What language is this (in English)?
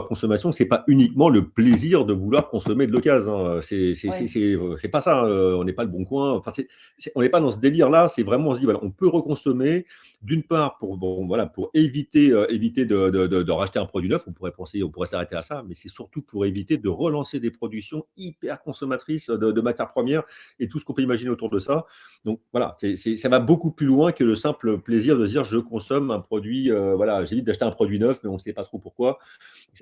French